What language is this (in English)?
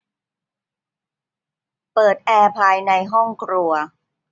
Thai